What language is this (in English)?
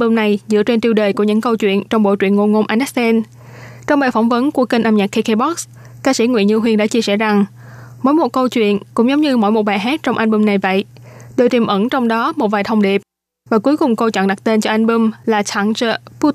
Vietnamese